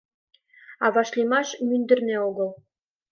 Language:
Mari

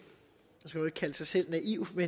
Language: Danish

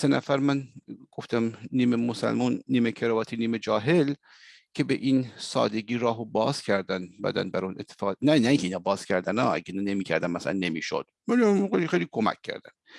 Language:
Persian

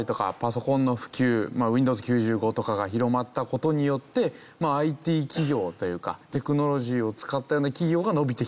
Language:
Japanese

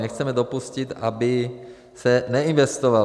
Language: Czech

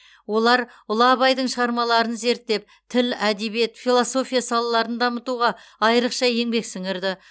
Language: Kazakh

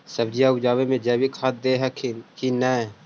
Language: Magahi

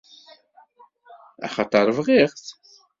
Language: Kabyle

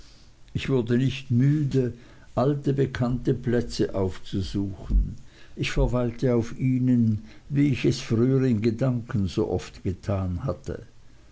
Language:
German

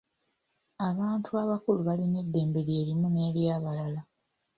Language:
Ganda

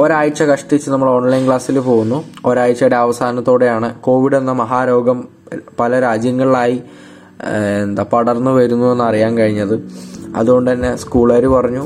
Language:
Malayalam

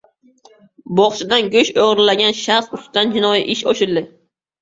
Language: Uzbek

